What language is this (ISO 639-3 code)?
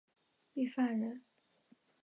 zho